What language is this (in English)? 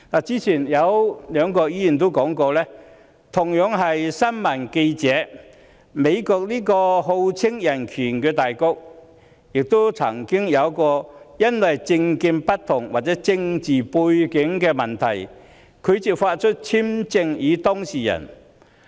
Cantonese